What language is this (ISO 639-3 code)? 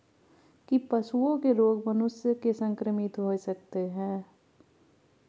mai